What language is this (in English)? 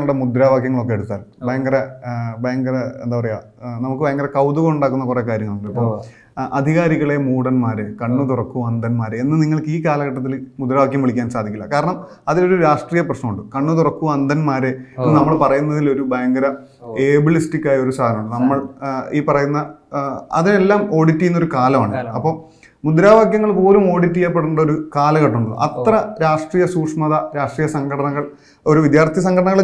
Malayalam